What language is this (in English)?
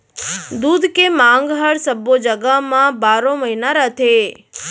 Chhattisgarhi